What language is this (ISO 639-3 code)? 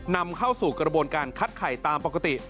tha